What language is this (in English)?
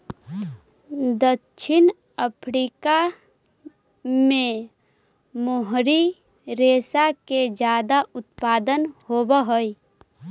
Magahi